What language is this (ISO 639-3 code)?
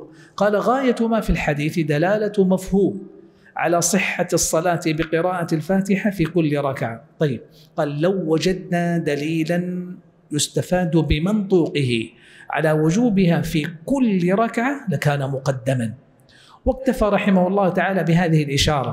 ara